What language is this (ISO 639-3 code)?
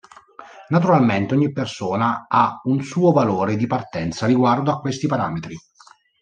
ita